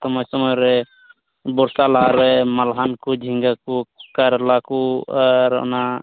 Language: Santali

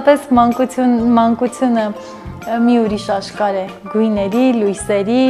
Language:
Romanian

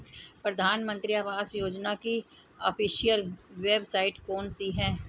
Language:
Hindi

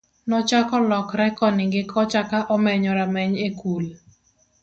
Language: Luo (Kenya and Tanzania)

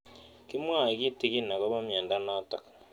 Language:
Kalenjin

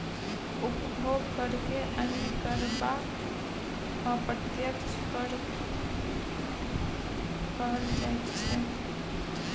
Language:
Maithili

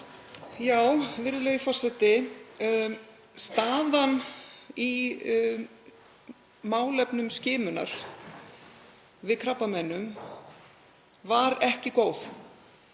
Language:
Icelandic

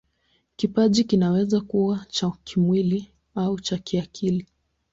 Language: Swahili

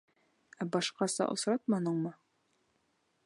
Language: Bashkir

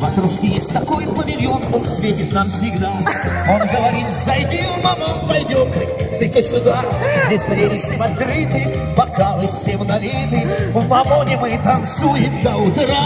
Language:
Russian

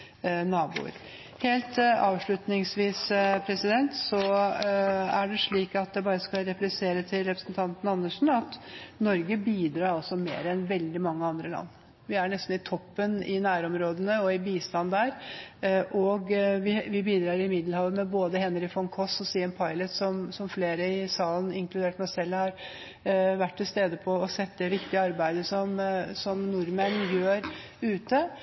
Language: Norwegian Bokmål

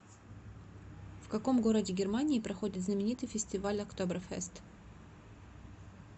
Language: Russian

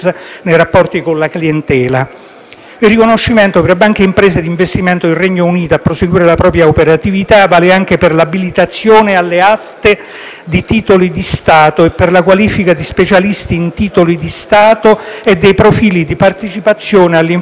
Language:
Italian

